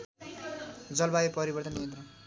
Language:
Nepali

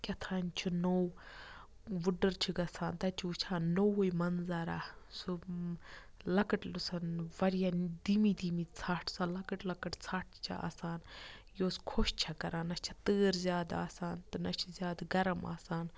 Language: Kashmiri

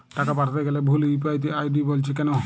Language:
Bangla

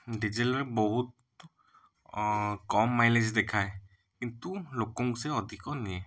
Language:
Odia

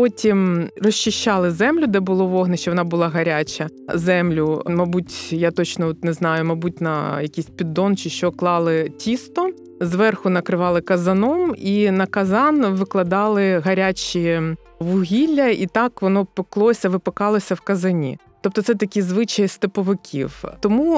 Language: Ukrainian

